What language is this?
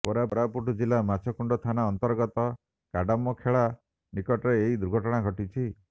Odia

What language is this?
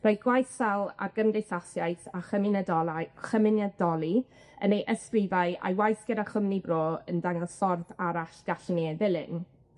Welsh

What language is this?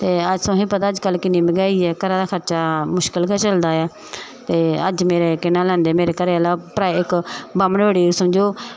Dogri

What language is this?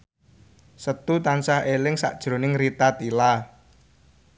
Javanese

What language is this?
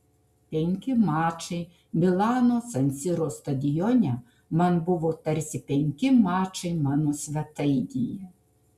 Lithuanian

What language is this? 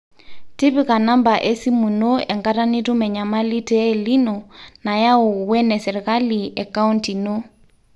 Masai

